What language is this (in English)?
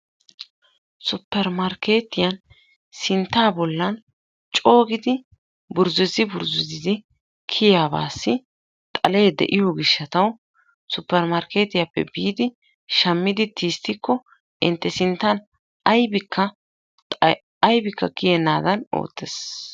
Wolaytta